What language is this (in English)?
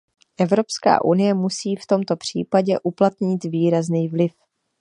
Czech